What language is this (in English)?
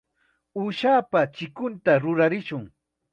Chiquián Ancash Quechua